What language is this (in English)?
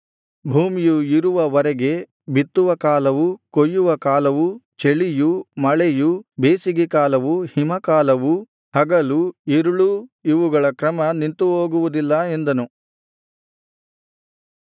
Kannada